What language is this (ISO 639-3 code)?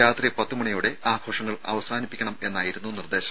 mal